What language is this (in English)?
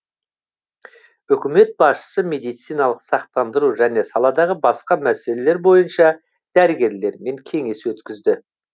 Kazakh